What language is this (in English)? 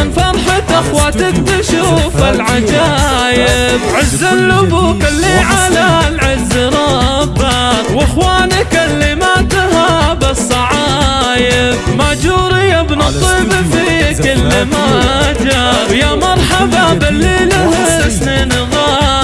Arabic